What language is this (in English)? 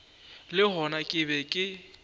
Northern Sotho